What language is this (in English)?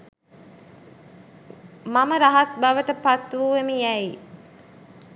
Sinhala